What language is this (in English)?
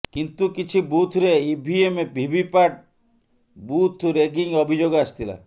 Odia